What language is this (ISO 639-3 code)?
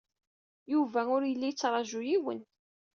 kab